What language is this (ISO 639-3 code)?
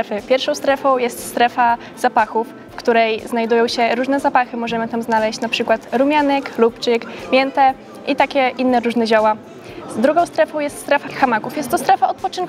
pol